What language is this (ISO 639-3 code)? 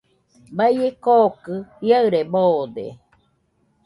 hux